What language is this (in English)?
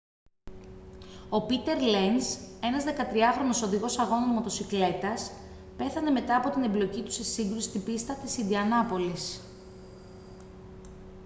Greek